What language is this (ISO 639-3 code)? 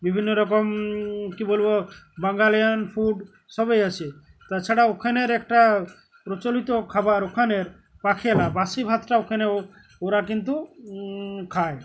ben